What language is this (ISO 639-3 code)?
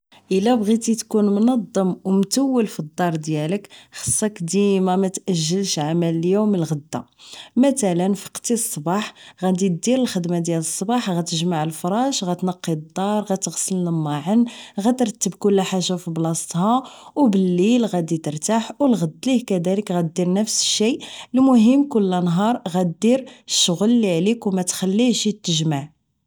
ary